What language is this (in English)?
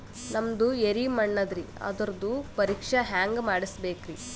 Kannada